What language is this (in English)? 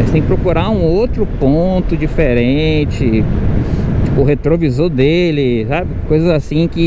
Portuguese